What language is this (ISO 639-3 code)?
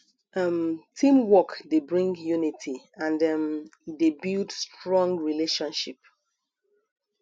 pcm